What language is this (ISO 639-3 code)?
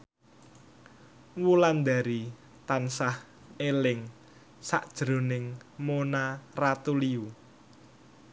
jav